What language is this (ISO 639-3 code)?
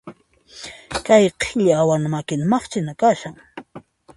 qxp